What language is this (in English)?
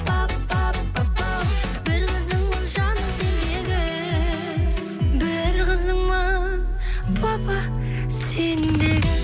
Kazakh